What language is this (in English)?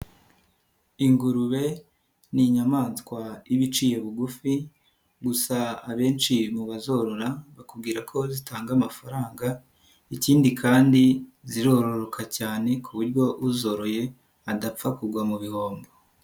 Kinyarwanda